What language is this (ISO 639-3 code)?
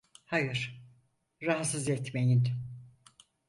tur